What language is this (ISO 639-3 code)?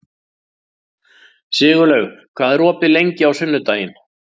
isl